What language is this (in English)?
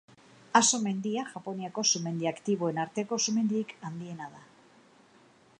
Basque